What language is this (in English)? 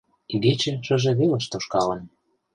Mari